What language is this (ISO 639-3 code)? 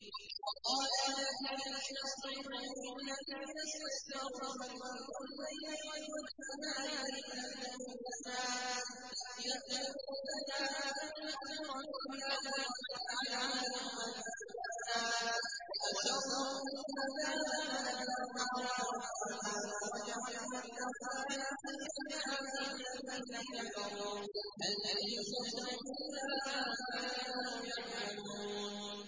ara